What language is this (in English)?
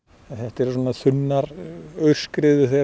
Icelandic